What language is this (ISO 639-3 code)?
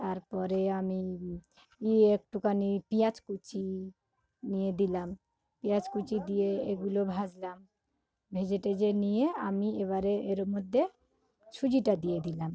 ben